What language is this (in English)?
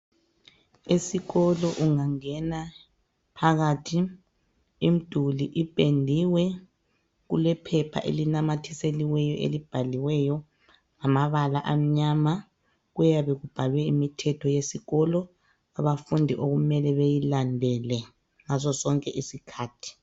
North Ndebele